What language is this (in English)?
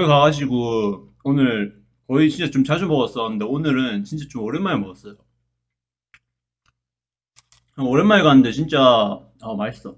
Korean